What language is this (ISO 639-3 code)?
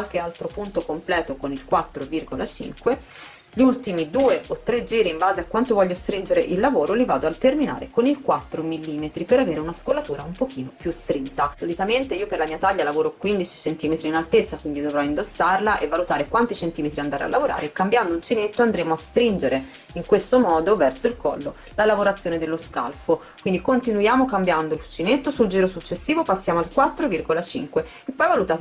ita